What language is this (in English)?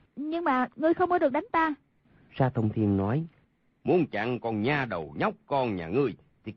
Vietnamese